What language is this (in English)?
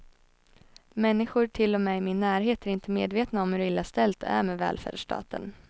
Swedish